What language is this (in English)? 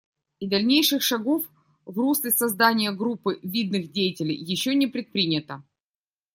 Russian